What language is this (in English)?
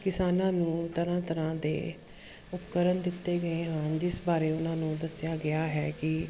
Punjabi